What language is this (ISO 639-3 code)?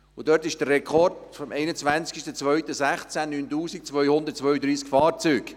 gsw